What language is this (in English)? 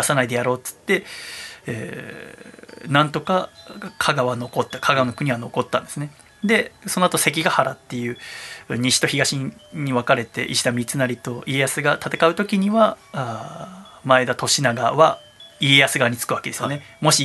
Japanese